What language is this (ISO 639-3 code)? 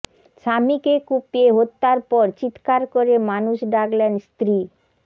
ben